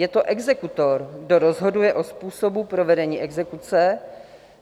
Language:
Czech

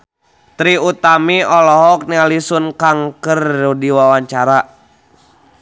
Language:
Sundanese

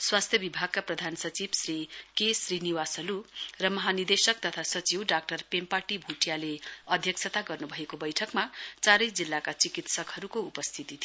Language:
Nepali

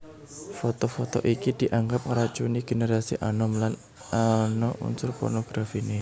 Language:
Javanese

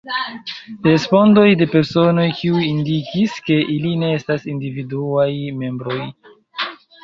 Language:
Esperanto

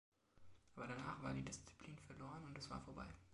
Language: German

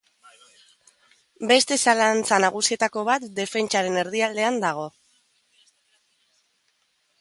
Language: Basque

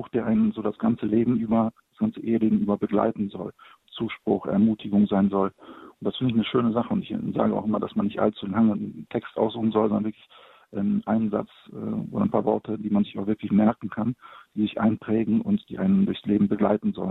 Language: German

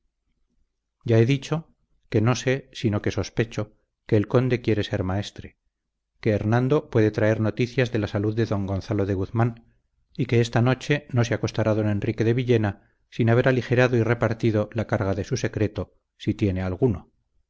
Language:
Spanish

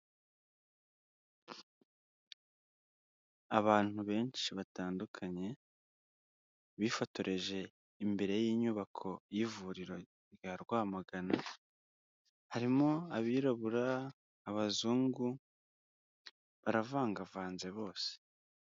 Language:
Kinyarwanda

